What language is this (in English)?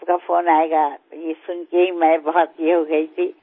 Gujarati